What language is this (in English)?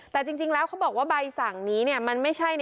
Thai